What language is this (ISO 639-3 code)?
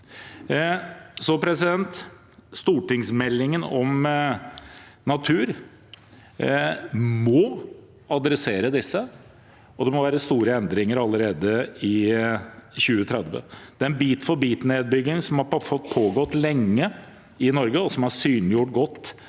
nor